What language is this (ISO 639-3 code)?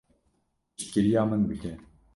kur